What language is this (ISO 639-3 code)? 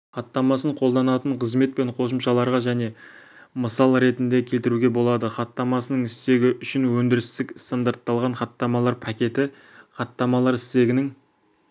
kaz